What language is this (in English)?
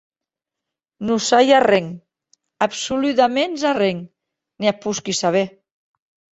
Occitan